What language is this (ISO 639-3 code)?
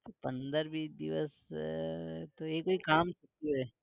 guj